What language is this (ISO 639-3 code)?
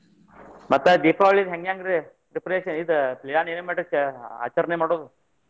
kan